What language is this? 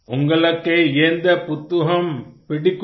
Hindi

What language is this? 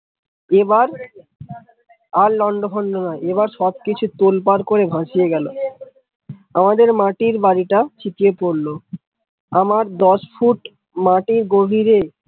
Bangla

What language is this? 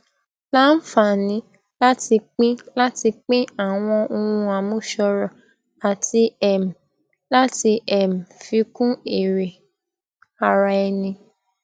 Yoruba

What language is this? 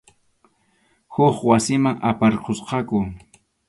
Arequipa-La Unión Quechua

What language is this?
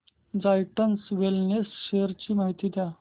Marathi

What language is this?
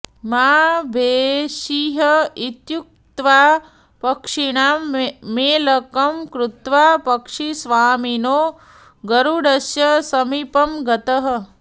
Sanskrit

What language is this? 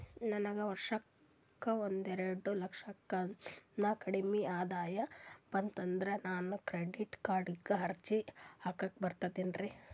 Kannada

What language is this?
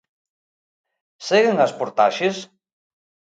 Galician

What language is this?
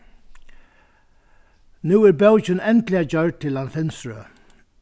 Faroese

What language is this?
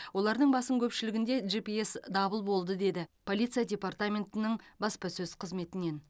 Kazakh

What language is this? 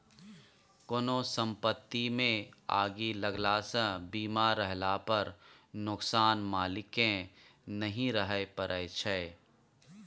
Maithili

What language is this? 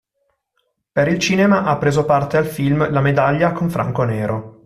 Italian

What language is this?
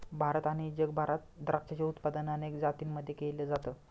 Marathi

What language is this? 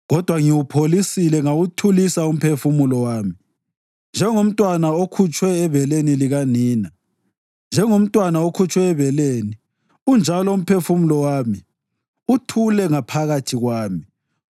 North Ndebele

